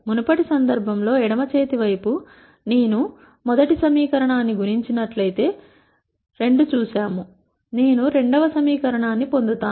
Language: Telugu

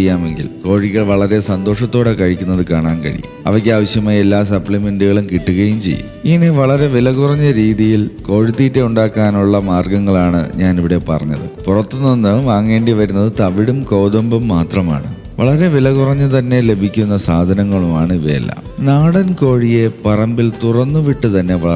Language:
Turkish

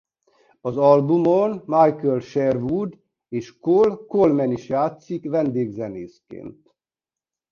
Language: Hungarian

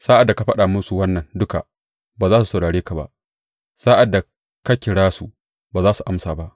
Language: Hausa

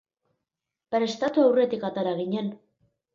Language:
Basque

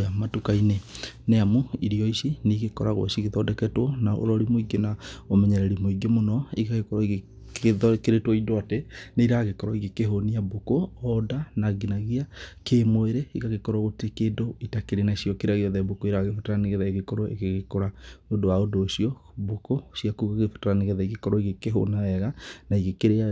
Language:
Kikuyu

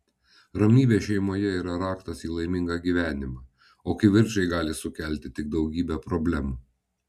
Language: Lithuanian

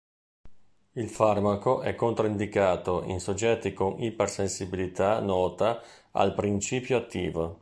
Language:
Italian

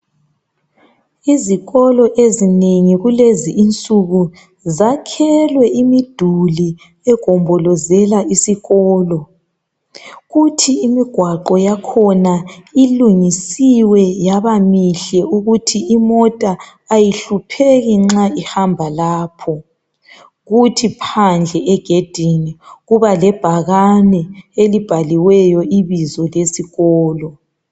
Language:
North Ndebele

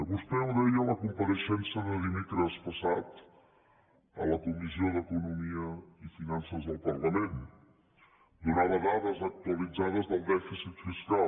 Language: Catalan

